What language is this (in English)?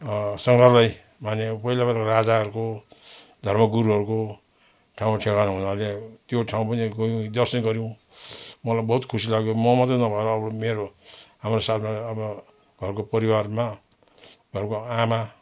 Nepali